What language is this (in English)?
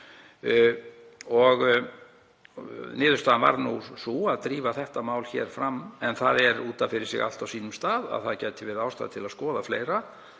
Icelandic